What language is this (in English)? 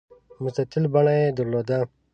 Pashto